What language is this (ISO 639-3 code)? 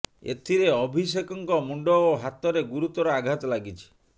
ori